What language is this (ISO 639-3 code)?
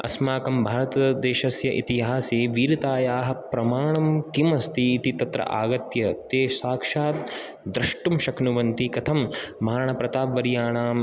san